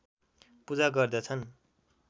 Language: Nepali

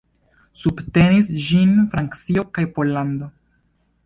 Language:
Esperanto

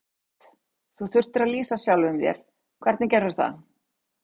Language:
Icelandic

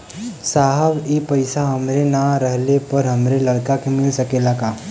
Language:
Bhojpuri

